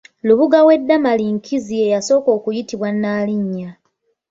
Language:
Ganda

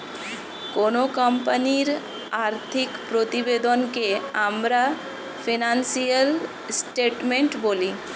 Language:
Bangla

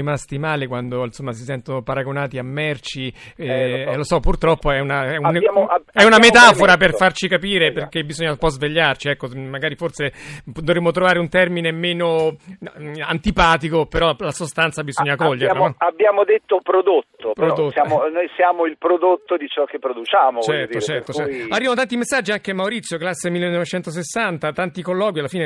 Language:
Italian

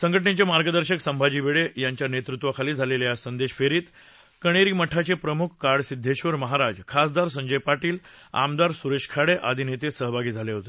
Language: Marathi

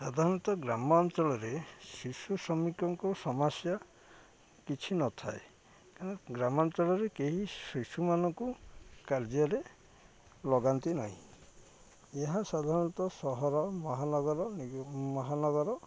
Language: Odia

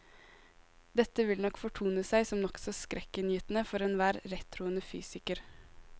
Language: Norwegian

